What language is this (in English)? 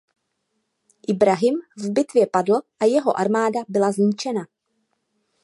Czech